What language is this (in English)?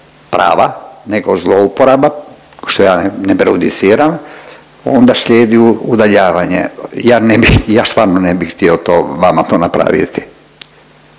Croatian